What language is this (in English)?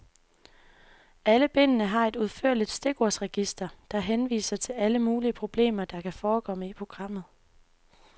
Danish